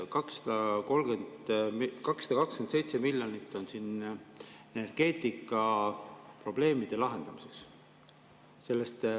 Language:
Estonian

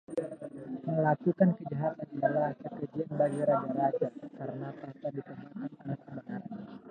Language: Indonesian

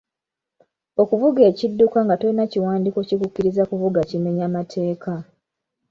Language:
Ganda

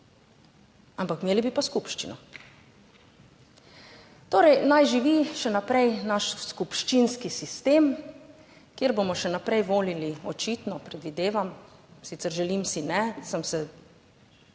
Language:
Slovenian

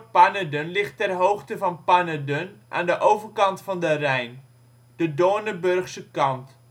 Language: Dutch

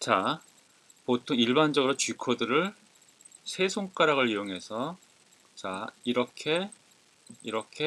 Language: Korean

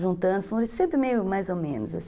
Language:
Portuguese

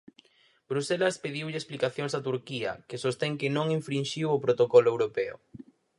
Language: Galician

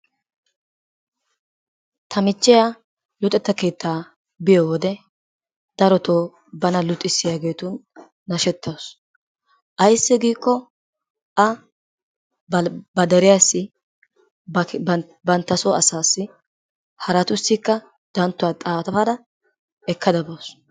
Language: Wolaytta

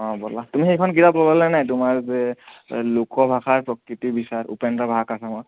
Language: Assamese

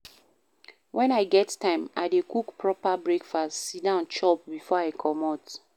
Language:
Nigerian Pidgin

